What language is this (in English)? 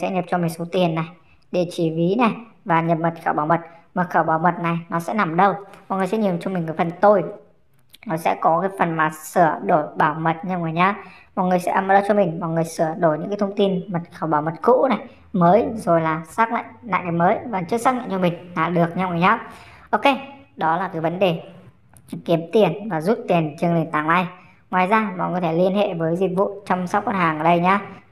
Vietnamese